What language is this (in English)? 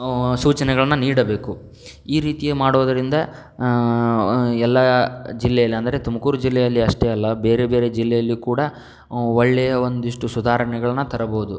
Kannada